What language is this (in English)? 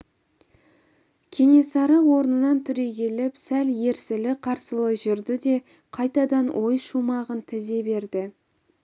Kazakh